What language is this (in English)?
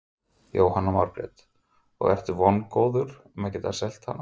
Icelandic